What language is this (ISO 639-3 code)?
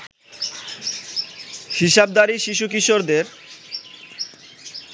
ben